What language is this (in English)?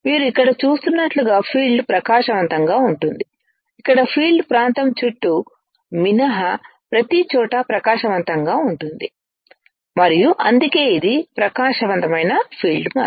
Telugu